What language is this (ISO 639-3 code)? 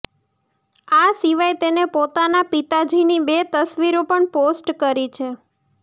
guj